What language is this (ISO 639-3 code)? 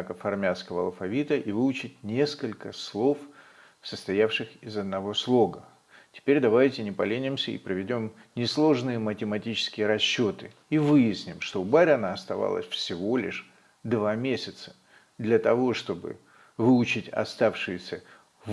rus